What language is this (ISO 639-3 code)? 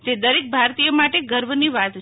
guj